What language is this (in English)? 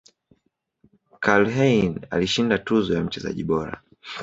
Swahili